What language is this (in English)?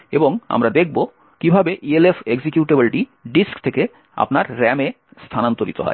Bangla